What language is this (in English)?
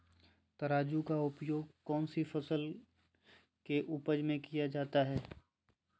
Magahi